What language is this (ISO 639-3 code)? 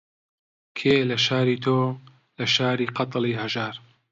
ckb